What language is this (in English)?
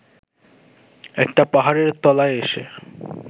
Bangla